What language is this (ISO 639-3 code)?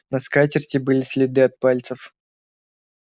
rus